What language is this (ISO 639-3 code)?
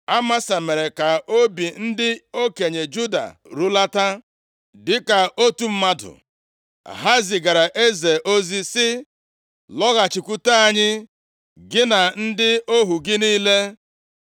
ibo